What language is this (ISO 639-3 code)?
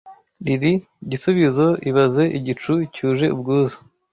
kin